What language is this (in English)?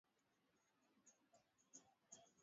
Swahili